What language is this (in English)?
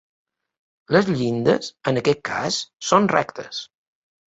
Catalan